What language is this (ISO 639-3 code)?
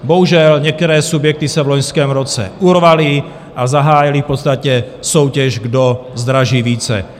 ces